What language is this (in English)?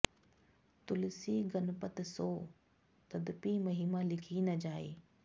Sanskrit